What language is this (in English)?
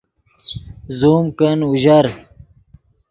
Yidgha